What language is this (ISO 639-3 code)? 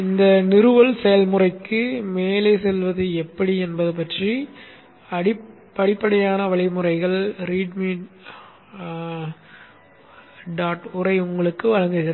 tam